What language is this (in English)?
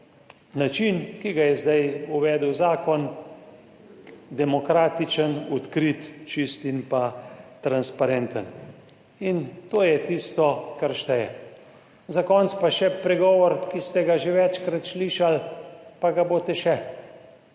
Slovenian